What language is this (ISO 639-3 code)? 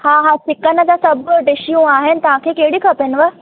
snd